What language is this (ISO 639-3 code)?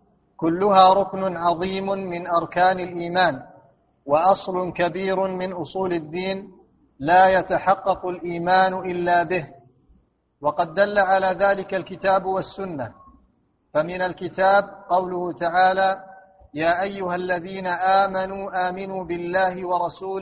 ara